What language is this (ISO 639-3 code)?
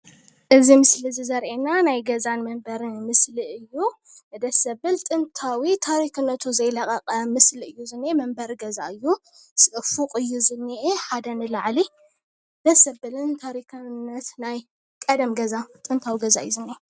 tir